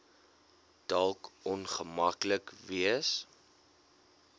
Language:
Afrikaans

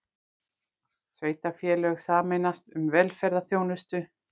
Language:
Icelandic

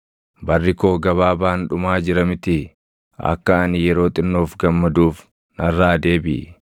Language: Oromo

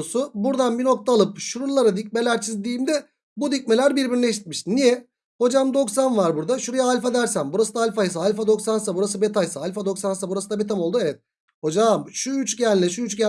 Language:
Turkish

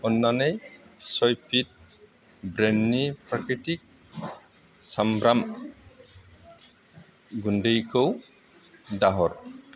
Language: Bodo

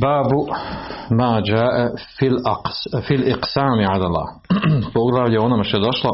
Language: Croatian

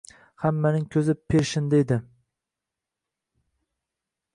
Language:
Uzbek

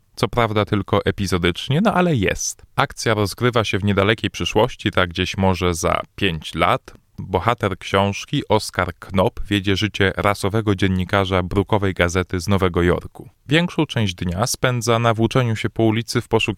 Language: Polish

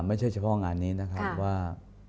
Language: Thai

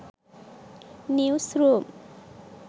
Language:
Sinhala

